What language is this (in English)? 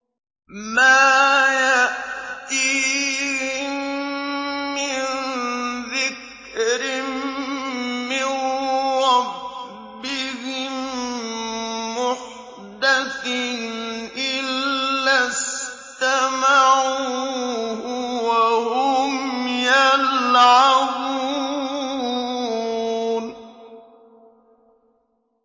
Arabic